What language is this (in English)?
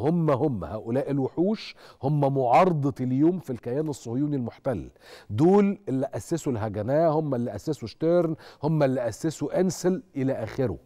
Arabic